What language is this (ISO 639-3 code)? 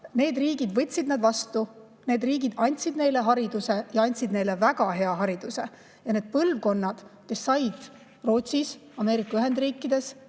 est